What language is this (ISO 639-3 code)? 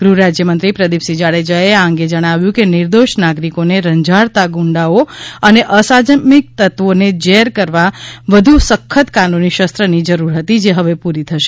guj